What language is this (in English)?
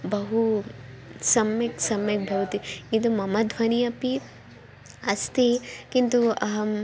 Sanskrit